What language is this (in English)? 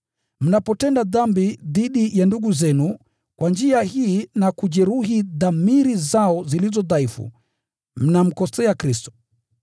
Swahili